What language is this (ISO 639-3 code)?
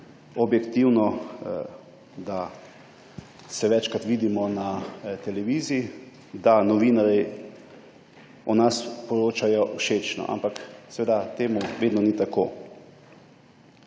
slv